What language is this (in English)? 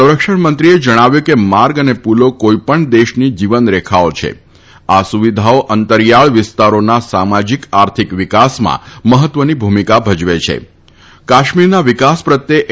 Gujarati